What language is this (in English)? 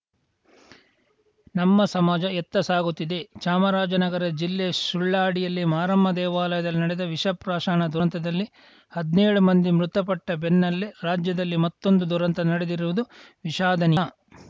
Kannada